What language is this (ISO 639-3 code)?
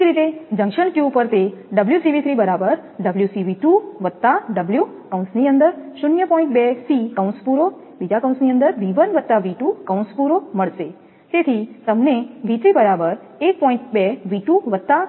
guj